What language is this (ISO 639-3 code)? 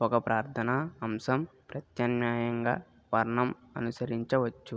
tel